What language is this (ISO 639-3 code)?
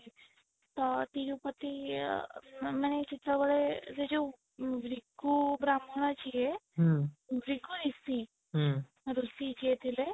ori